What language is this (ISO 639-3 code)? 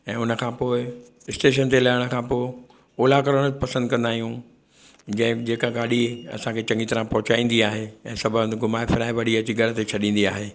snd